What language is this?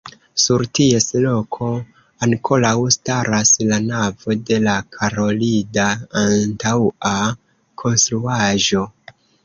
Esperanto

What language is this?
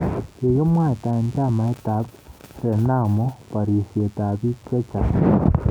Kalenjin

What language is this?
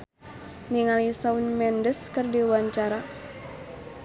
Sundanese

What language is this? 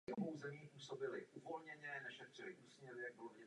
Czech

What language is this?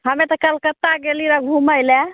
Maithili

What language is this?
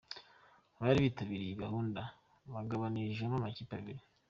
Kinyarwanda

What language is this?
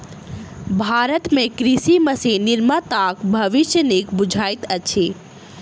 Maithili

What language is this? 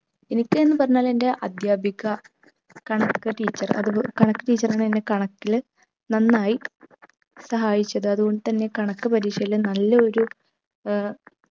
Malayalam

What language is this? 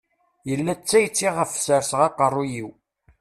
Kabyle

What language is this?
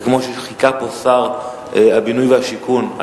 Hebrew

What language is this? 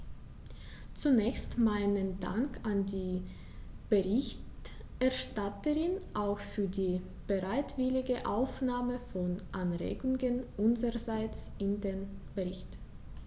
German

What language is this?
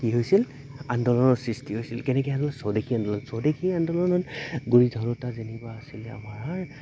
Assamese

